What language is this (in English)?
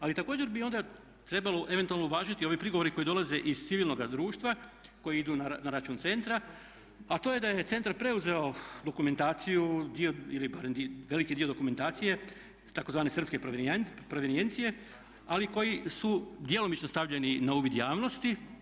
Croatian